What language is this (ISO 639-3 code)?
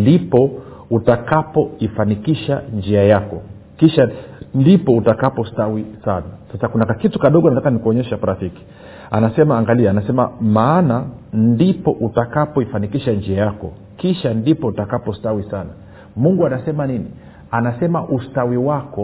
swa